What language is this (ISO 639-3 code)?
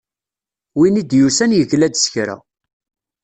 kab